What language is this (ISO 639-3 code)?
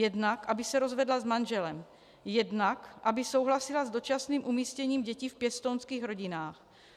ces